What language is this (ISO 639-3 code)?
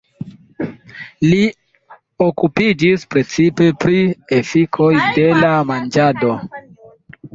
epo